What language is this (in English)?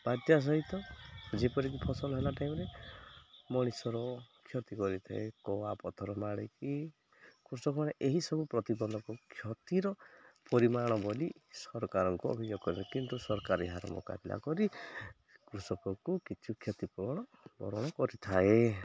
Odia